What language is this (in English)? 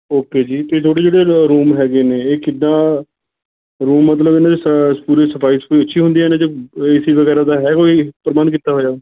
Punjabi